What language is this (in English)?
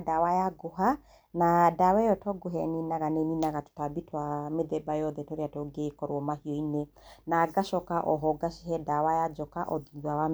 Kikuyu